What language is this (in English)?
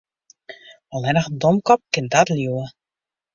Western Frisian